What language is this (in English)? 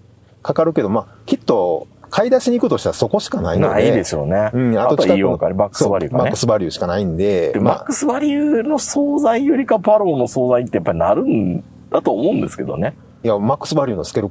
Japanese